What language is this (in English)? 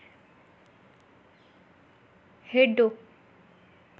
Dogri